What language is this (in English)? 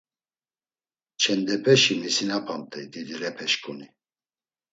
Laz